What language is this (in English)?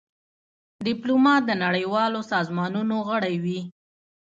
Pashto